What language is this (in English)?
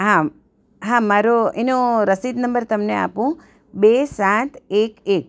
Gujarati